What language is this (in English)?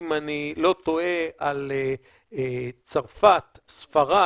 Hebrew